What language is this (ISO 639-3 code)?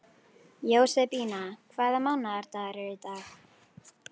isl